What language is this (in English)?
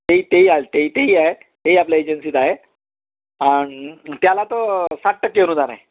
Marathi